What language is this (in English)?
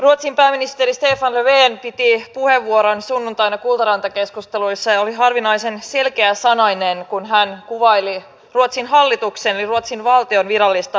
Finnish